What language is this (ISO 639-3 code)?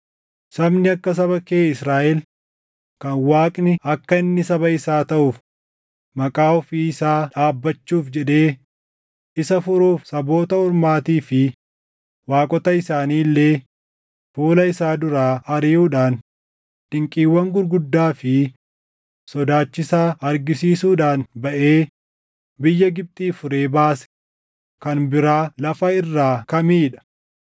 orm